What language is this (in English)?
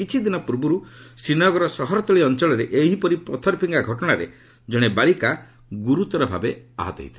Odia